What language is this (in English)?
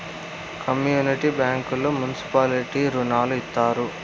Telugu